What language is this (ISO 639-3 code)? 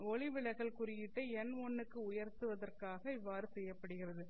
tam